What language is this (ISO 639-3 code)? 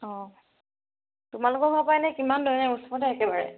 asm